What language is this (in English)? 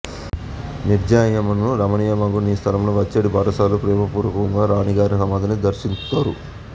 Telugu